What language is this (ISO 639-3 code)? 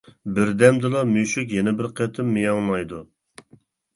uig